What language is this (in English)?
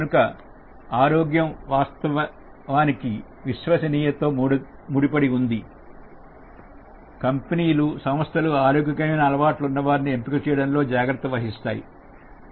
Telugu